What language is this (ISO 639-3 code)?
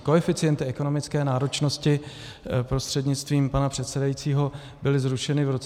ces